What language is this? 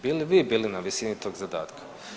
Croatian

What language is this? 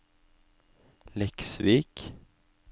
Norwegian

